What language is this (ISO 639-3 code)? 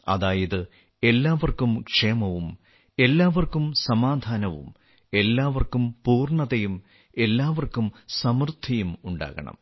mal